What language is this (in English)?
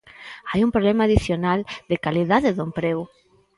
Galician